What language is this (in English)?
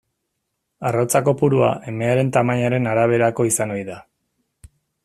Basque